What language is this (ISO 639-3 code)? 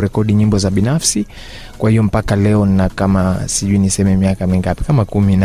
swa